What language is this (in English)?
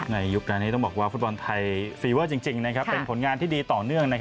Thai